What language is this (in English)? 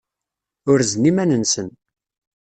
Kabyle